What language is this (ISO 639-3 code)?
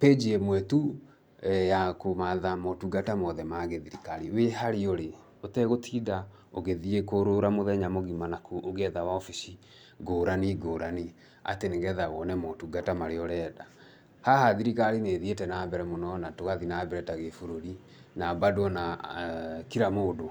kik